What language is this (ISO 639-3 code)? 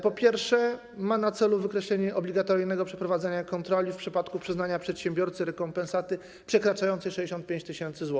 pol